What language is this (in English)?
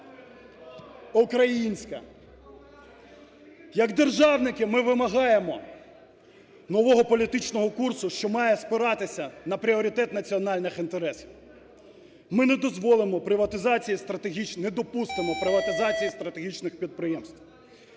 Ukrainian